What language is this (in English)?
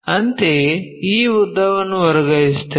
Kannada